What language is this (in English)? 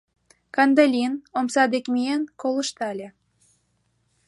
Mari